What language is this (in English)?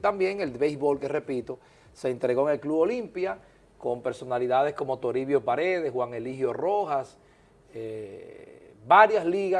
Spanish